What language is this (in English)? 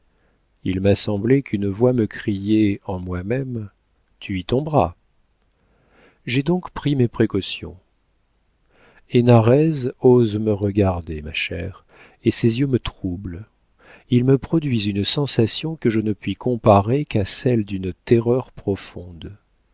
French